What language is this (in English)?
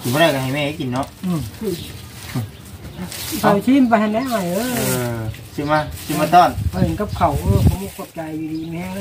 Thai